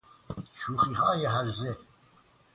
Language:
Persian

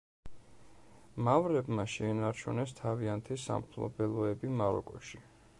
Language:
Georgian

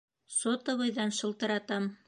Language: Bashkir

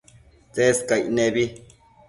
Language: Matsés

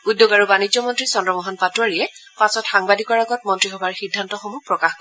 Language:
Assamese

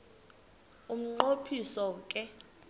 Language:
Xhosa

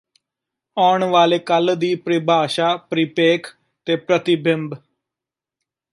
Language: Punjabi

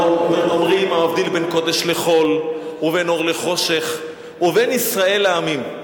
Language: Hebrew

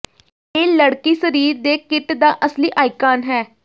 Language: Punjabi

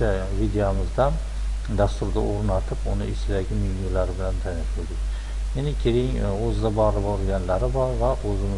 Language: Uzbek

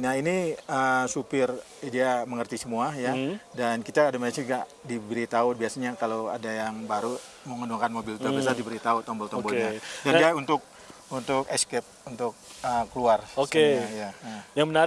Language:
Indonesian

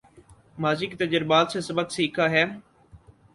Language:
Urdu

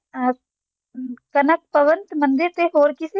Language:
Punjabi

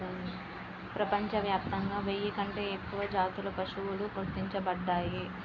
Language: Telugu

